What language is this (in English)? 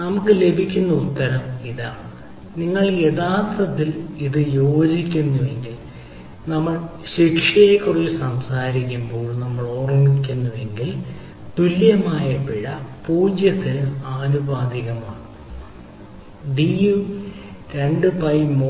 Malayalam